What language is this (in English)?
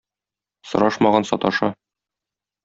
Tatar